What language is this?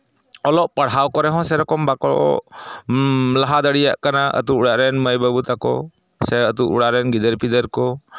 Santali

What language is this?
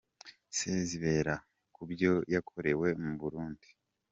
Kinyarwanda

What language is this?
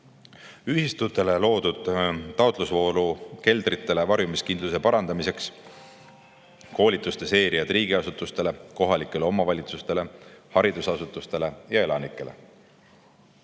Estonian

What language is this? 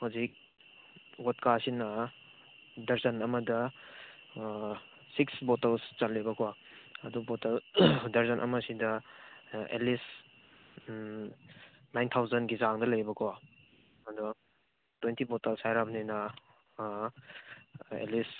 Manipuri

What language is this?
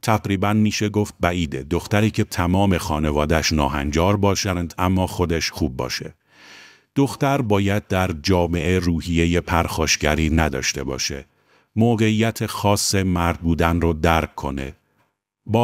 Persian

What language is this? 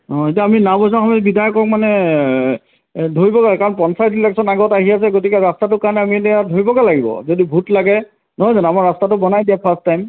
Assamese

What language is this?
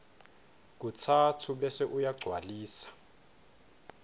Swati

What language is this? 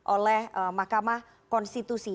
Indonesian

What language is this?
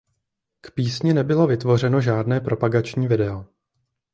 Czech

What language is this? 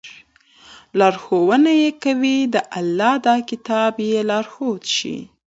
Pashto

